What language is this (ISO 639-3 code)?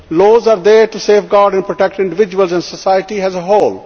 eng